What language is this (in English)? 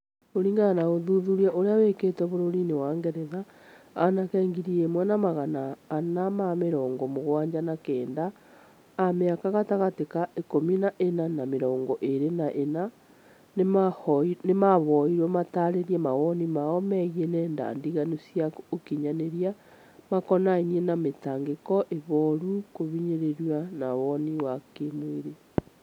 Kikuyu